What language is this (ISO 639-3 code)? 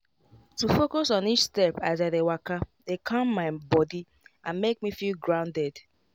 pcm